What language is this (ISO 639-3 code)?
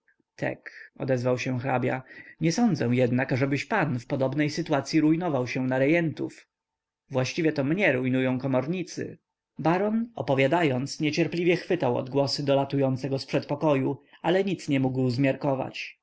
pol